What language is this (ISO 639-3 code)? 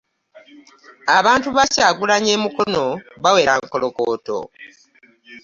lug